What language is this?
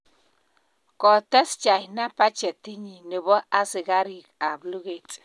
Kalenjin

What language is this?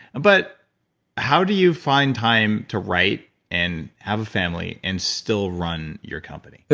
English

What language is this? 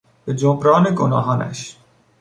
Persian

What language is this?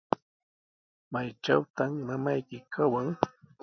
Sihuas Ancash Quechua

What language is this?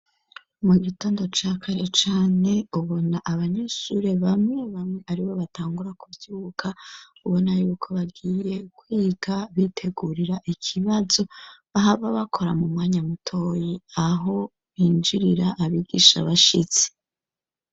Rundi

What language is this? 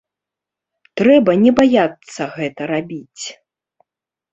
Belarusian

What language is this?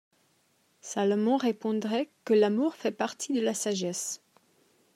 French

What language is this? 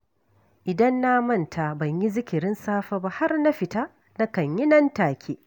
Hausa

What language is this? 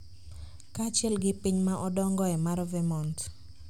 Luo (Kenya and Tanzania)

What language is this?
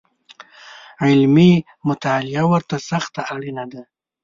Pashto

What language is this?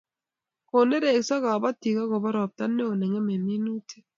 Kalenjin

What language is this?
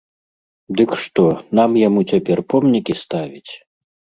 Belarusian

